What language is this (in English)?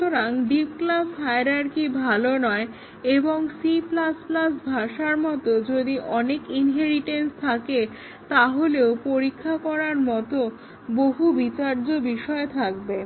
Bangla